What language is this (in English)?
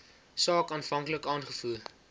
Afrikaans